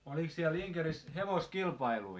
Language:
Finnish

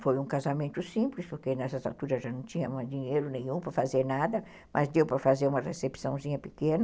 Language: Portuguese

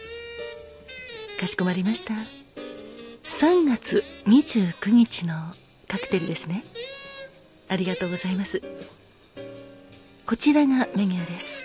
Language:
Japanese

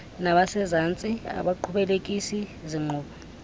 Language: Xhosa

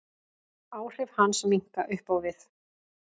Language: Icelandic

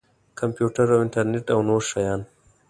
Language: Pashto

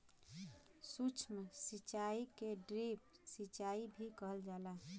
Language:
Bhojpuri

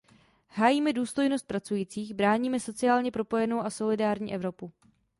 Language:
Czech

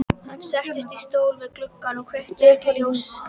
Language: Icelandic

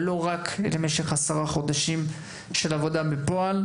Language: Hebrew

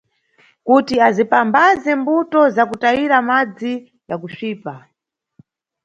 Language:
Nyungwe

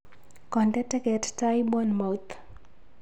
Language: Kalenjin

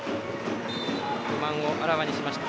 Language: Japanese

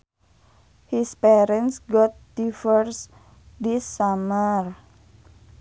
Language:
Sundanese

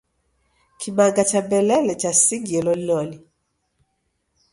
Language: Taita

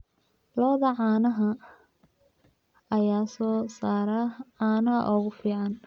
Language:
Somali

